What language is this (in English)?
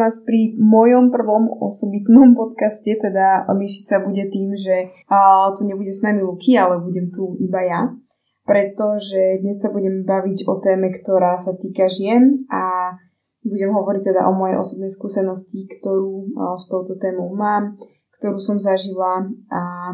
Slovak